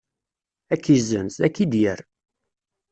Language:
Kabyle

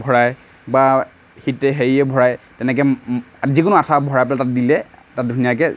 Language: Assamese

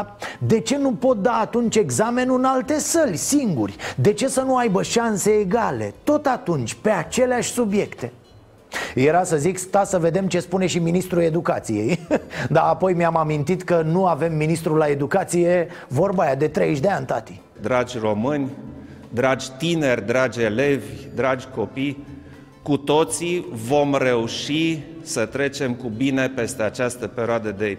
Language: Romanian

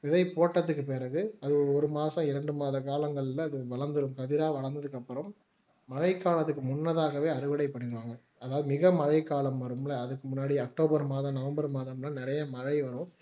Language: Tamil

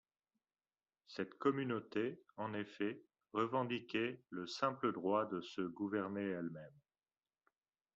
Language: French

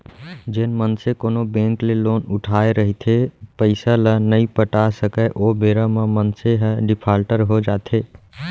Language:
Chhattisgarhi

